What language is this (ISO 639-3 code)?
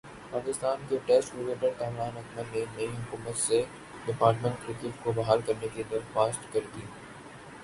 urd